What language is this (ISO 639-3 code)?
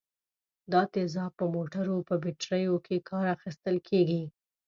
pus